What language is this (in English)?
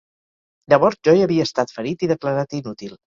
Catalan